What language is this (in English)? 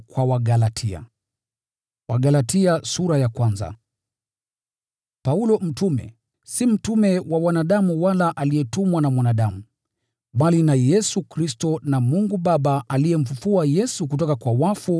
Swahili